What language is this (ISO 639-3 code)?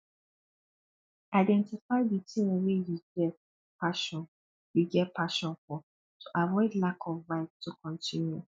pcm